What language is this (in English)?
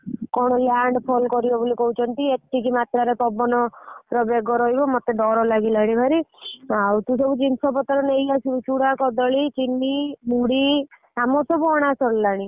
Odia